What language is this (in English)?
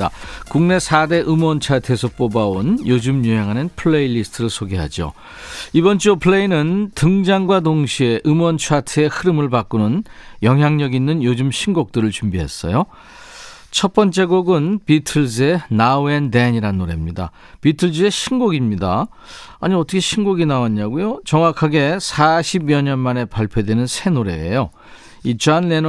Korean